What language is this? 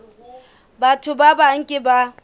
Southern Sotho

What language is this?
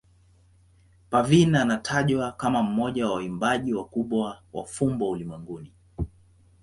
Swahili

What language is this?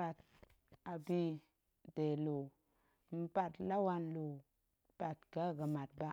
Goemai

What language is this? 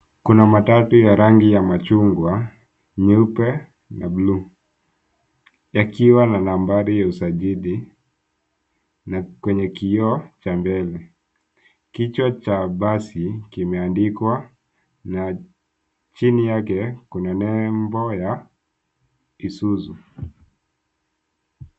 Swahili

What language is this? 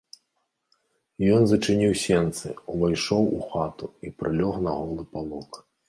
Belarusian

